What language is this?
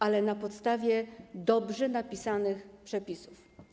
Polish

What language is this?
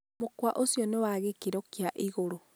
Kikuyu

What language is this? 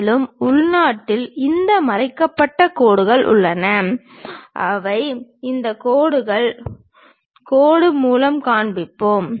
Tamil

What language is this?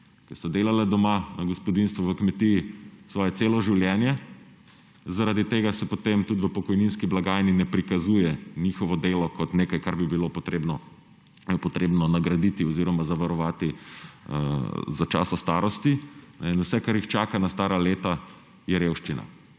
Slovenian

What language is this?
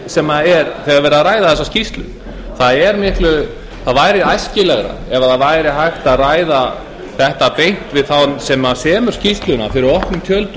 Icelandic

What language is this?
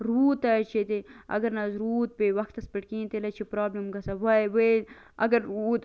Kashmiri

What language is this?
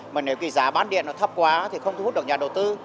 Vietnamese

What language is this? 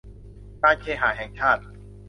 Thai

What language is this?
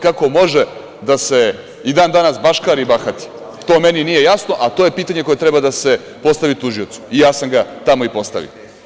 Serbian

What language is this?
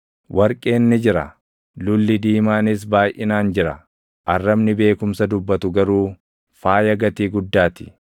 Oromo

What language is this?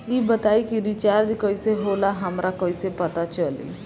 Bhojpuri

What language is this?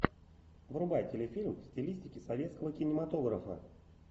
Russian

